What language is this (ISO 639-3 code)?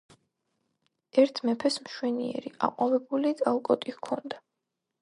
kat